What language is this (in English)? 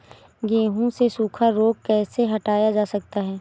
Hindi